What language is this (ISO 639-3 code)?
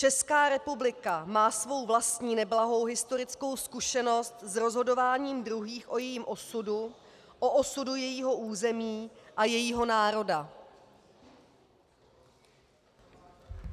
ces